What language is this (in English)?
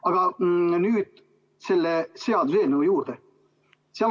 Estonian